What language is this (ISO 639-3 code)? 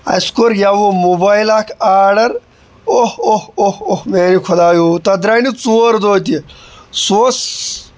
kas